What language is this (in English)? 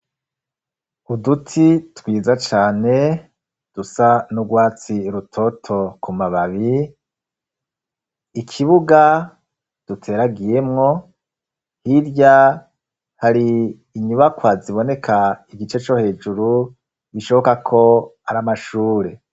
Rundi